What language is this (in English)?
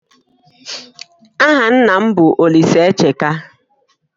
Igbo